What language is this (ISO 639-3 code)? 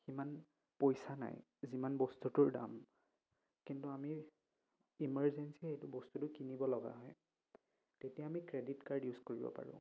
asm